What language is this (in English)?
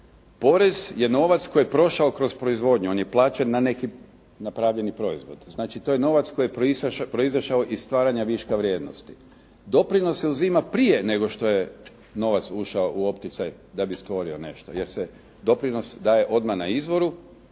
Croatian